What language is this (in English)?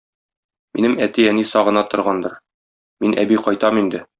Tatar